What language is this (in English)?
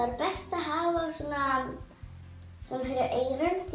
Icelandic